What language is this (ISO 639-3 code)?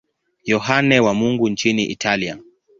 swa